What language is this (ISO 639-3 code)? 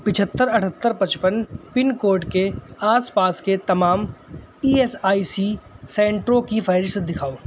urd